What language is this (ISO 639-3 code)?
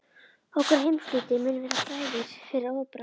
isl